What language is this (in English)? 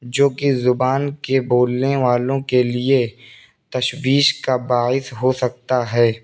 Urdu